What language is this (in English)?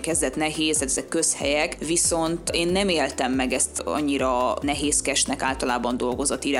Hungarian